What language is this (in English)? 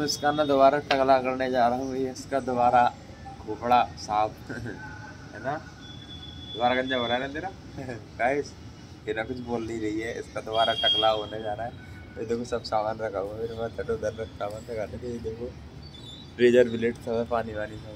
Hindi